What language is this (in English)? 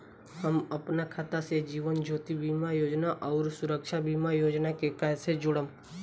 Bhojpuri